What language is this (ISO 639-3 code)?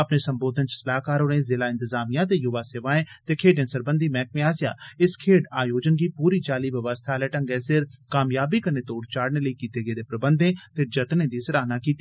doi